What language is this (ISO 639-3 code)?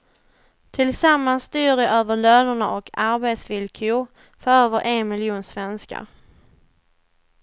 swe